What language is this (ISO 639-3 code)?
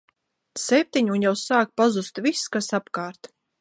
lav